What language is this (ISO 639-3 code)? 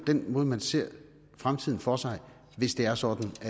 dan